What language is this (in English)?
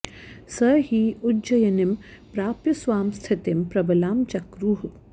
Sanskrit